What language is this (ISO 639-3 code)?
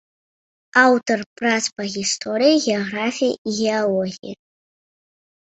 bel